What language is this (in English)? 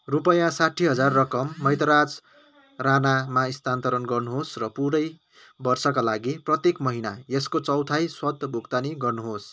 Nepali